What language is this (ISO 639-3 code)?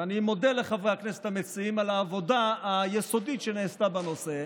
heb